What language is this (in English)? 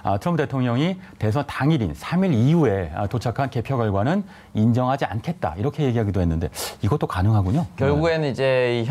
Korean